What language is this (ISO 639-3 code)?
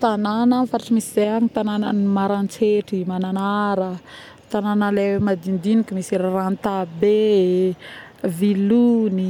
bmm